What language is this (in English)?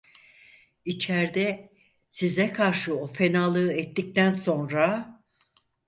Turkish